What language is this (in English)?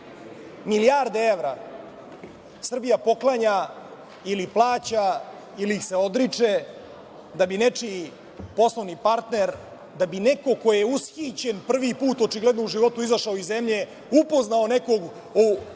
Serbian